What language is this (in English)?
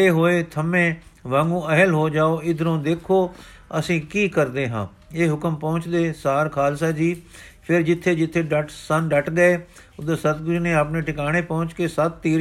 Punjabi